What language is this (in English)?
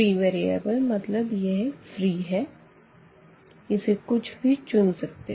Hindi